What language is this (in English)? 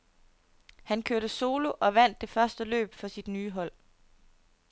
Danish